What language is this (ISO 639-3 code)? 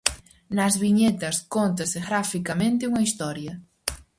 glg